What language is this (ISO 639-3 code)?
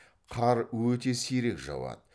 kaz